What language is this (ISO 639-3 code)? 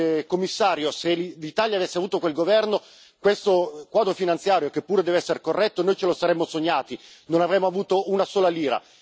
ita